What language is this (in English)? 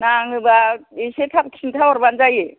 Bodo